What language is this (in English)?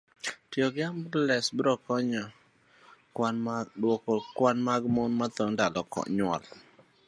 Luo (Kenya and Tanzania)